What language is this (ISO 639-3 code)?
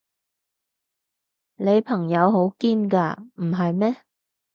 yue